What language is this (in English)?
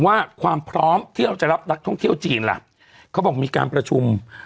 Thai